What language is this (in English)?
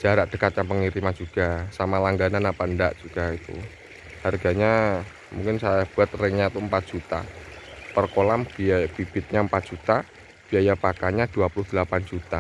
Indonesian